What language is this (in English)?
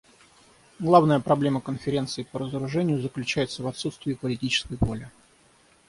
Russian